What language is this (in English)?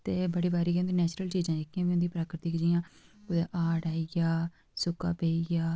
Dogri